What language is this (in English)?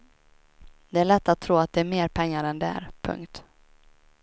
Swedish